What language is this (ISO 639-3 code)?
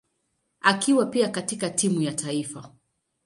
swa